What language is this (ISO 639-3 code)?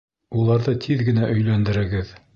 bak